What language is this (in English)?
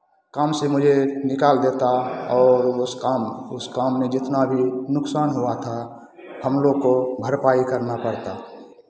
Hindi